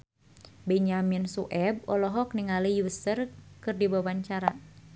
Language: Sundanese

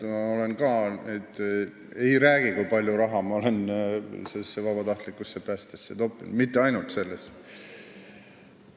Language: Estonian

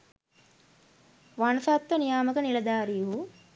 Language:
Sinhala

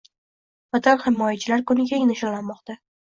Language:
Uzbek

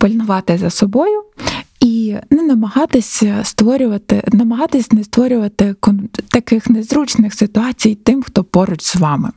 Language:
Ukrainian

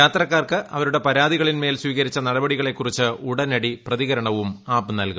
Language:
Malayalam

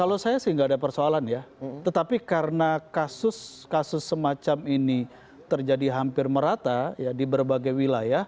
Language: Indonesian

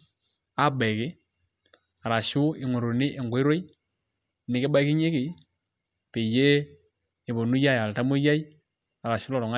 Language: Masai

